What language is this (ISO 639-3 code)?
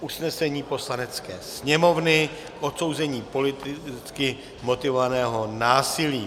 ces